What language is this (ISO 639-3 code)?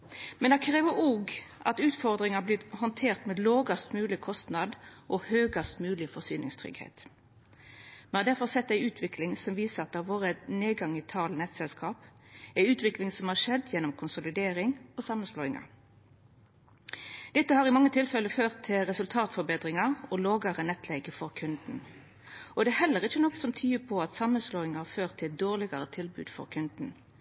nno